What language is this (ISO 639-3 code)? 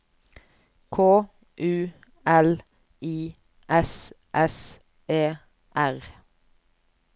nor